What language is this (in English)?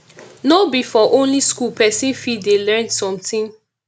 Nigerian Pidgin